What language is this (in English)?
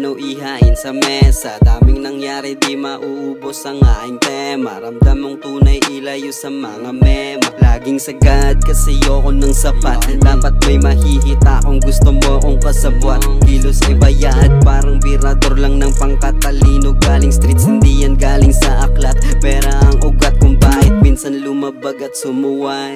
Filipino